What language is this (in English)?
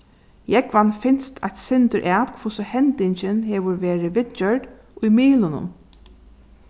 Faroese